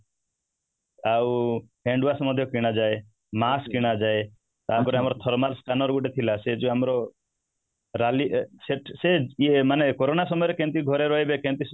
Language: Odia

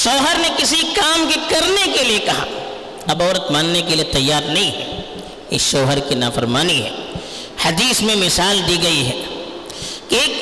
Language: Urdu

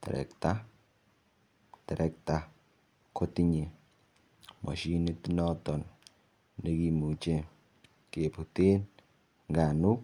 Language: Kalenjin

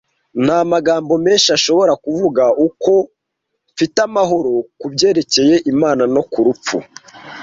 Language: Kinyarwanda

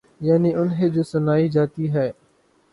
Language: Urdu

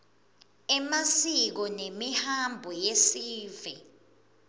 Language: Swati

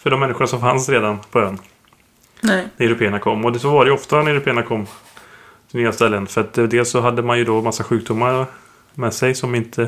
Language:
Swedish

